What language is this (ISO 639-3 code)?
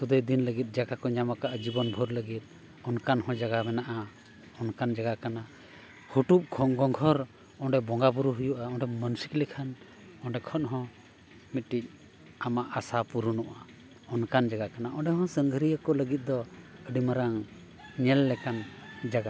sat